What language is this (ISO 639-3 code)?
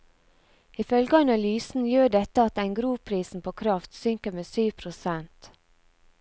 nor